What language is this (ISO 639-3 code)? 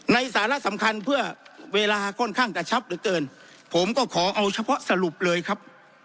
tha